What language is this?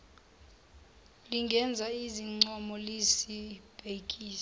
Zulu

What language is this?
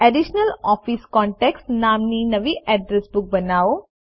Gujarati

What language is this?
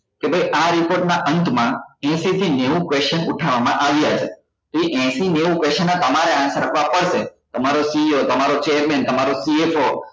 Gujarati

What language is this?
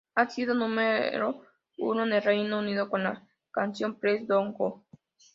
Spanish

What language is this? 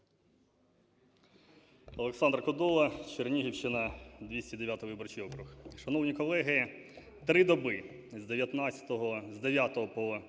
Ukrainian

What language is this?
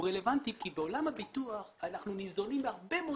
Hebrew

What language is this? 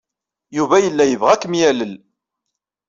Kabyle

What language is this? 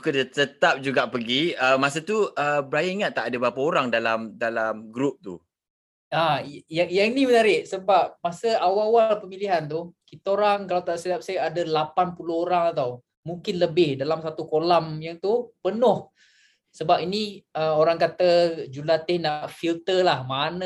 Malay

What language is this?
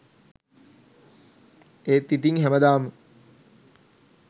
Sinhala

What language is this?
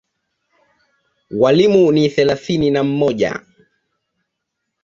Swahili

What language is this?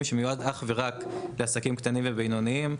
Hebrew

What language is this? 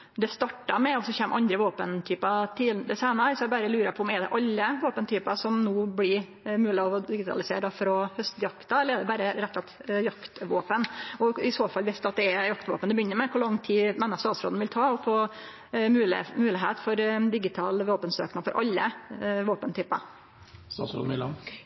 Norwegian Nynorsk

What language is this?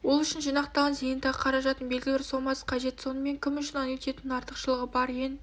Kazakh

